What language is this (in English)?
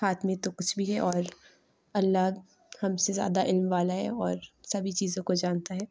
Urdu